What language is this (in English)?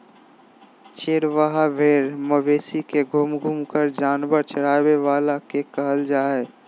Magahi